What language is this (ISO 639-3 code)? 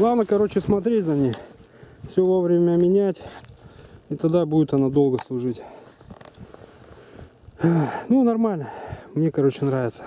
rus